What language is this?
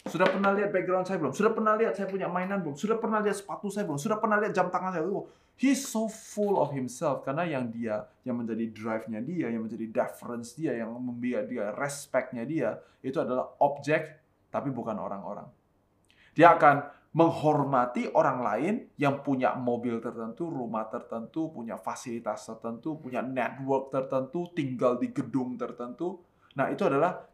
Indonesian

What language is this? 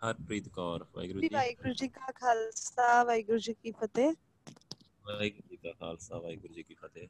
Punjabi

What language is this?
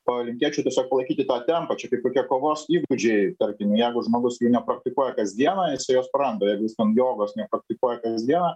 Lithuanian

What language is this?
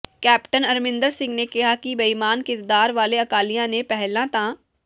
Punjabi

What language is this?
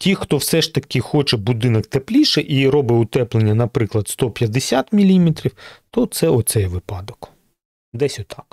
Ukrainian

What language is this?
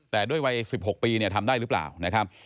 Thai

